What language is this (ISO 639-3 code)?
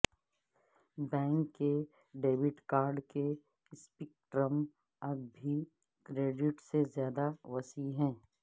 urd